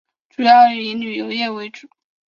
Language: Chinese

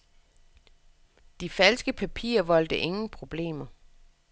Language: Danish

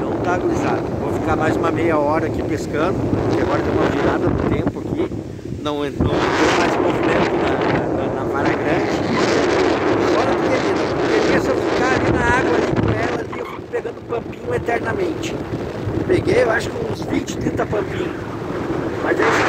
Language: Portuguese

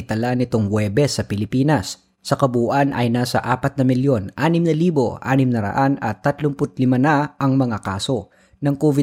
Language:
Filipino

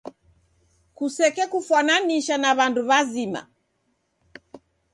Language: Taita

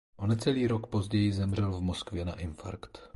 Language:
Czech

